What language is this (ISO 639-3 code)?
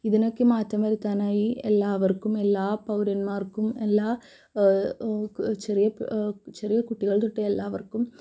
mal